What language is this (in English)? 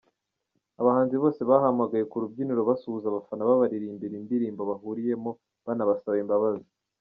Kinyarwanda